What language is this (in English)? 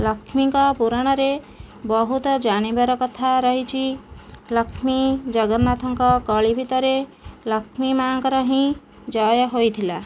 Odia